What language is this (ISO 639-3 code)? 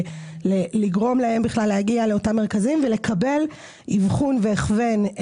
heb